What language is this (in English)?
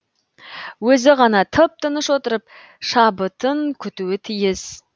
Kazakh